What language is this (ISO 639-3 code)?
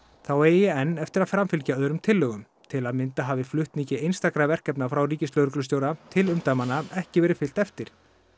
isl